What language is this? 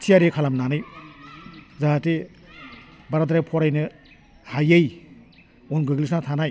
Bodo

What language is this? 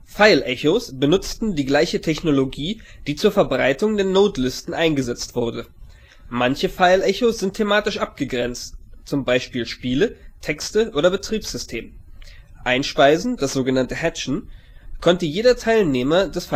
German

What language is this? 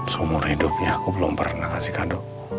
Indonesian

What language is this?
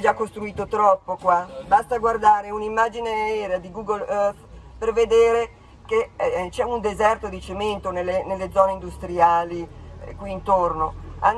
Italian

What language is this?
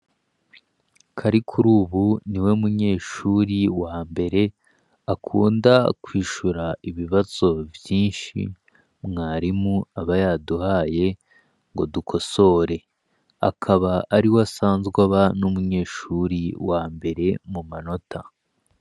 Rundi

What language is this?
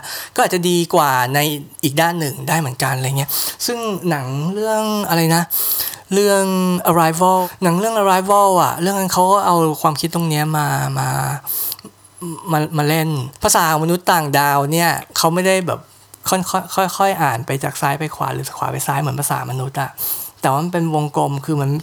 Thai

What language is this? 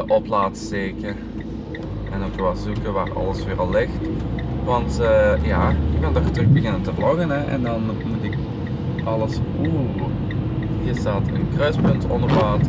Dutch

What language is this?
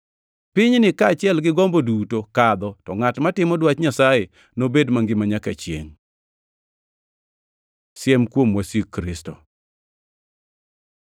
Luo (Kenya and Tanzania)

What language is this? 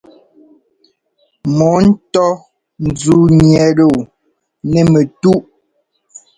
Ngomba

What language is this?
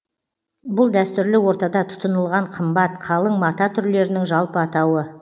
Kazakh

